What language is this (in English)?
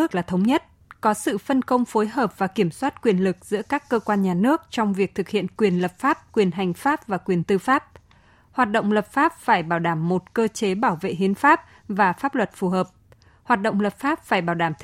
Vietnamese